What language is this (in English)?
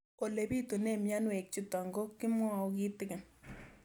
Kalenjin